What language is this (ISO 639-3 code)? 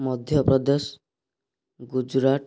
ori